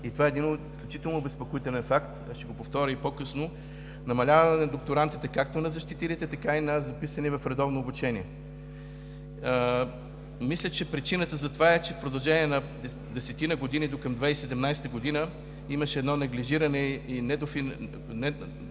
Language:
Bulgarian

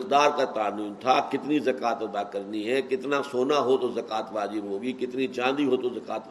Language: Urdu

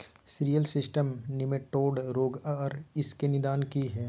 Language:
Maithili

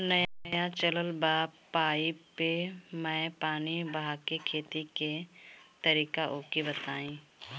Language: Bhojpuri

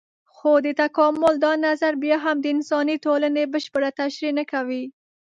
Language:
Pashto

